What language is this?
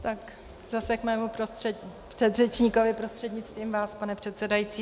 Czech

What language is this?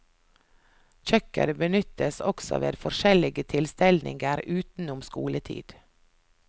Norwegian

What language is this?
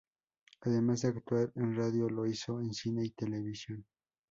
Spanish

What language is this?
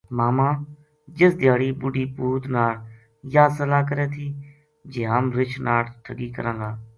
Gujari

